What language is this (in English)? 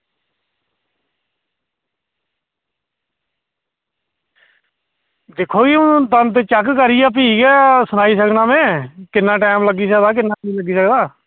Dogri